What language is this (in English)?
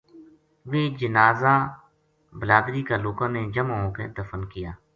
Gujari